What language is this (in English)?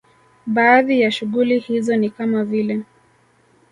Swahili